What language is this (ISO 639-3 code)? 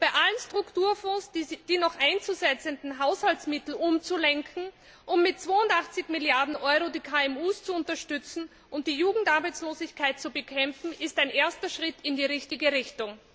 deu